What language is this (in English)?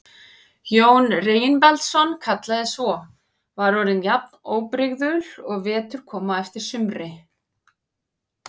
Icelandic